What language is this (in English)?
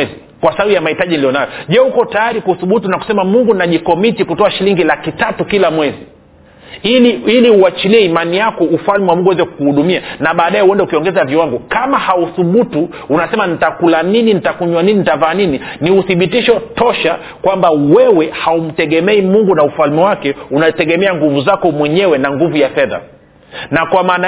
Swahili